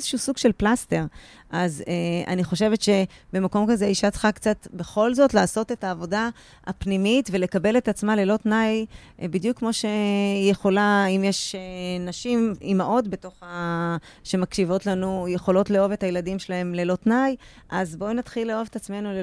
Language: Hebrew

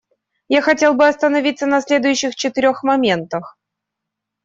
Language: Russian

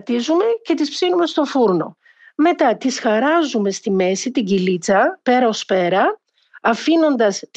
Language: Greek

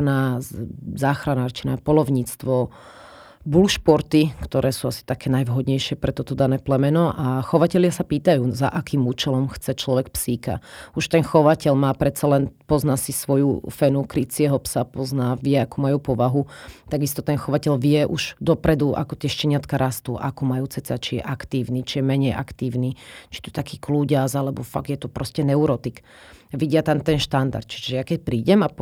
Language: Slovak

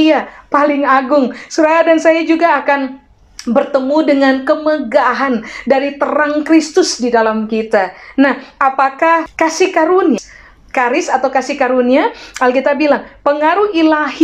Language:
Indonesian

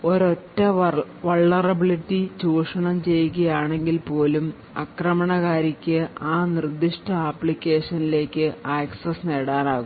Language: Malayalam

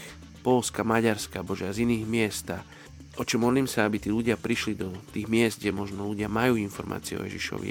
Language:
Slovak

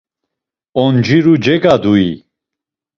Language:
Laz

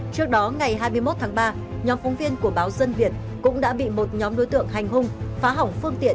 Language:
Vietnamese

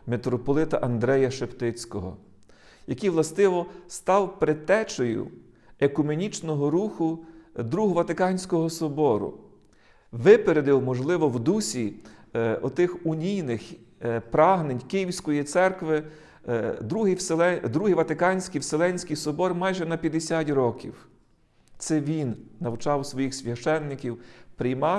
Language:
Ukrainian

